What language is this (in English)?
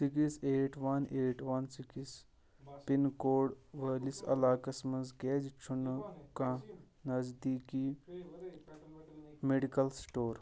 Kashmiri